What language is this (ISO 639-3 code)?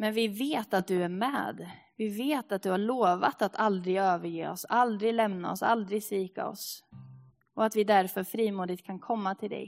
swe